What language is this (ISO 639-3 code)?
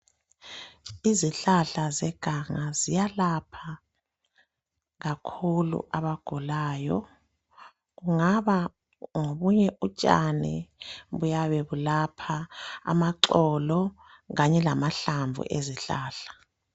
nde